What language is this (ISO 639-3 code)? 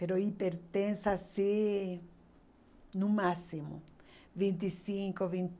por